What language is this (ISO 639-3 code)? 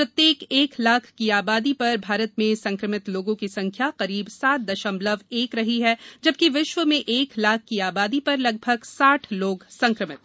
hin